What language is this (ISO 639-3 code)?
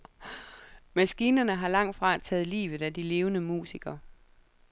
dan